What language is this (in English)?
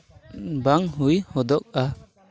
Santali